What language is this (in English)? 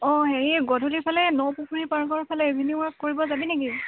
Assamese